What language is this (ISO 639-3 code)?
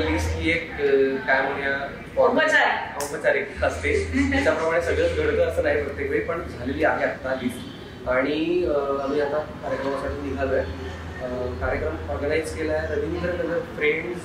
ron